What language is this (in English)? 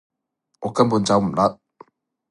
Cantonese